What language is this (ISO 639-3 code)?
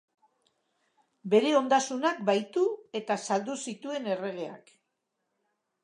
eus